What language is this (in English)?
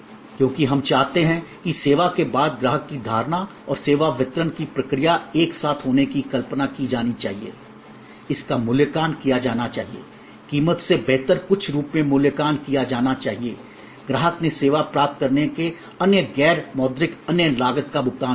Hindi